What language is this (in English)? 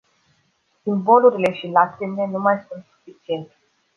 Romanian